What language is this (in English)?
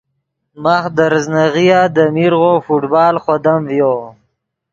Yidgha